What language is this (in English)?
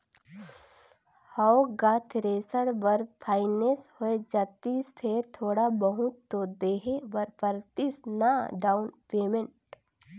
Chhattisgarhi